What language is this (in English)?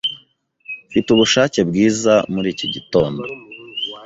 Kinyarwanda